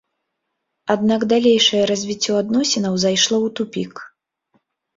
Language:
Belarusian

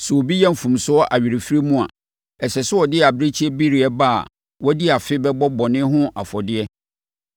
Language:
Akan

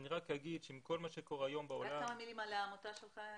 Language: Hebrew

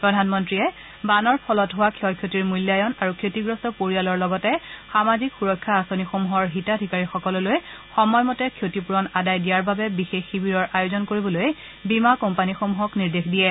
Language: Assamese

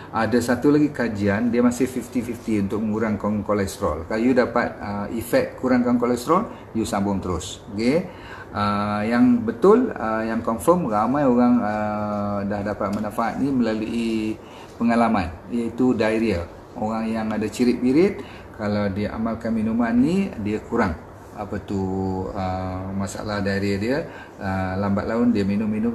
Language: Malay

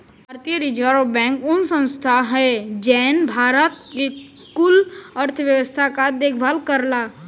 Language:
Bhojpuri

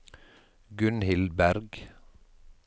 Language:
Norwegian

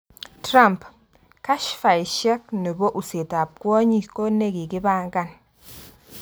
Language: Kalenjin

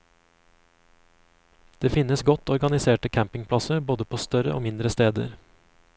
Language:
Norwegian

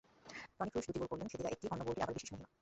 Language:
Bangla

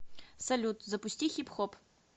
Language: Russian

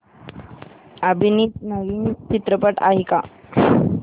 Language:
Marathi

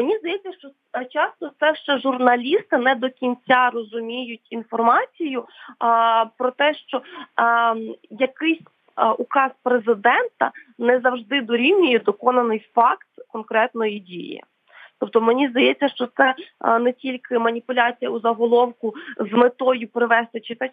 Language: Ukrainian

